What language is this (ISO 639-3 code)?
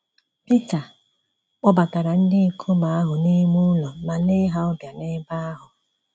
ibo